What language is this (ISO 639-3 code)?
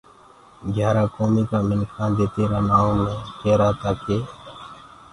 ggg